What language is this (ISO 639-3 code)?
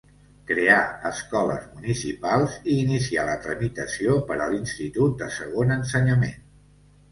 cat